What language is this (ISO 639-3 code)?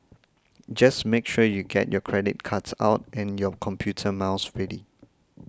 eng